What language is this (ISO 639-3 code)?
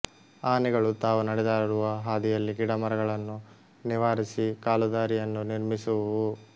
kan